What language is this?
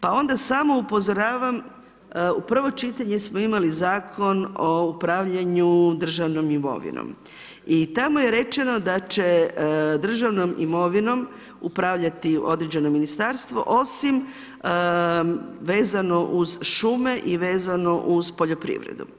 Croatian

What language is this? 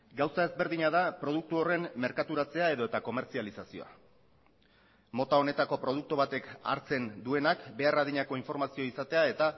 Basque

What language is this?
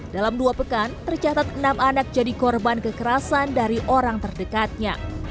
Indonesian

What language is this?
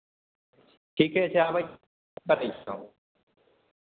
Maithili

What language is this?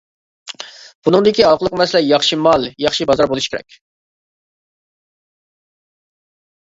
Uyghur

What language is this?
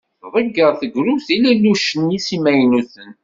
Kabyle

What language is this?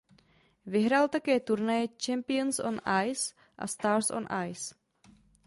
Czech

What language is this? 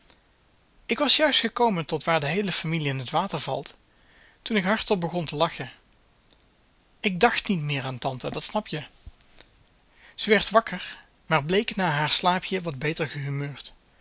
Dutch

